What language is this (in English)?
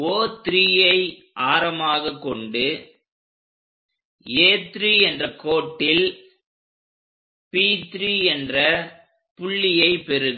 Tamil